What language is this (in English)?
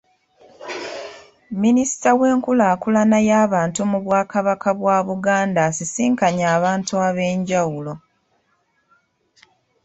Ganda